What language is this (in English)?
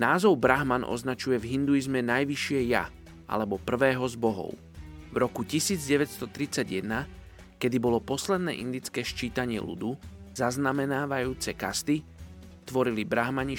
Slovak